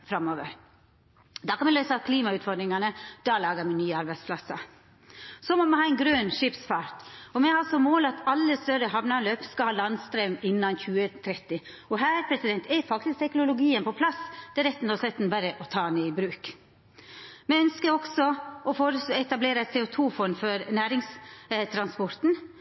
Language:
Norwegian Nynorsk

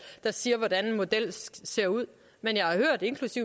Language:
Danish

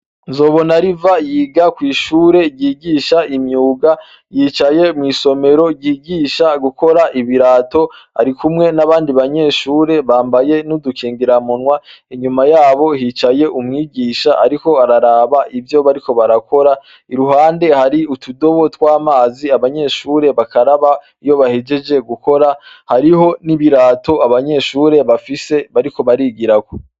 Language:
Rundi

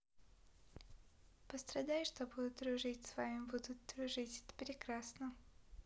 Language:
Russian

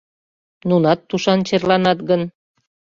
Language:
Mari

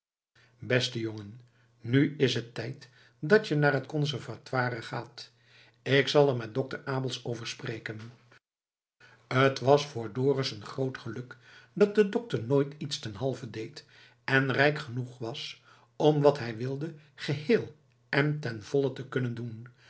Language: Dutch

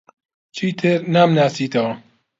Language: Central Kurdish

